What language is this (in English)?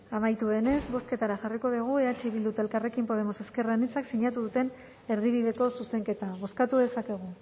Basque